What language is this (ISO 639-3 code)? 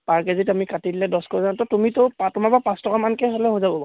asm